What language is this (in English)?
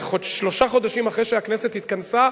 Hebrew